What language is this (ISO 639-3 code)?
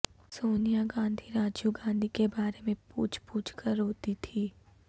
urd